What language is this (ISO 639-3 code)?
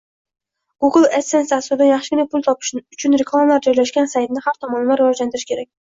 uzb